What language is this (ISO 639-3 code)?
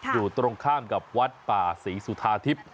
tha